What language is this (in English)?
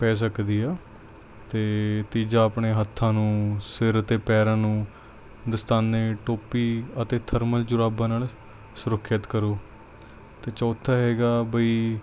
Punjabi